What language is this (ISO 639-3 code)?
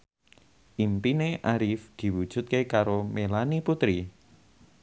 jav